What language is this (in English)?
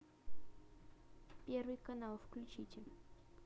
Russian